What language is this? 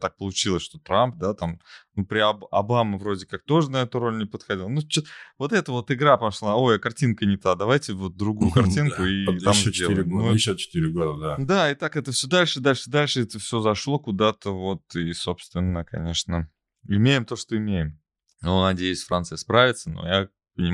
Russian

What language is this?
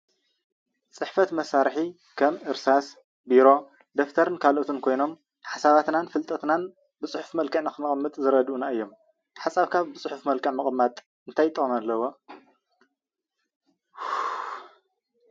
Tigrinya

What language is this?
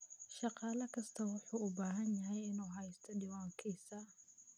Somali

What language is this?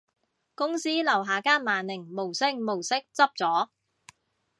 Cantonese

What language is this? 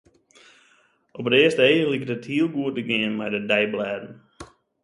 Western Frisian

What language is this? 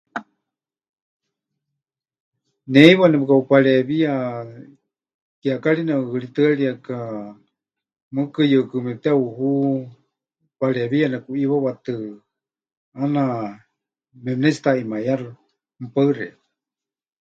Huichol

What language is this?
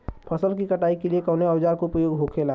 Bhojpuri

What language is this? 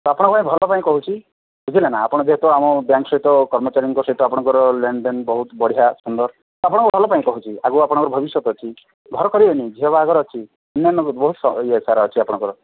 Odia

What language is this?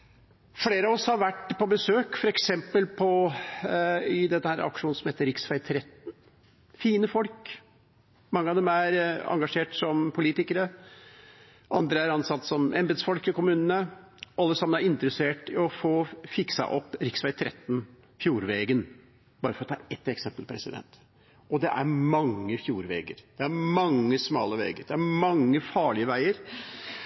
Norwegian Bokmål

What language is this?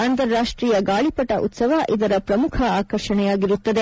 Kannada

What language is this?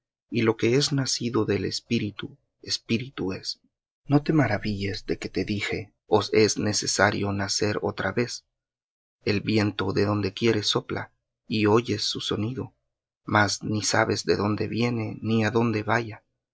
Spanish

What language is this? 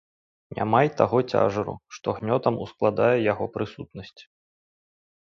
Belarusian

